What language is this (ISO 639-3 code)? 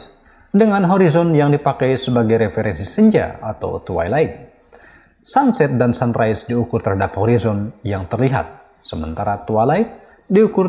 ind